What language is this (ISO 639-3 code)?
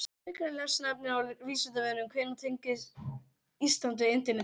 isl